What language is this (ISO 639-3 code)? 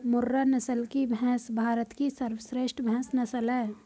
hin